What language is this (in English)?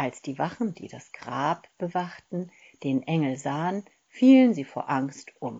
German